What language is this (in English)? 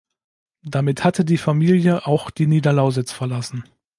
German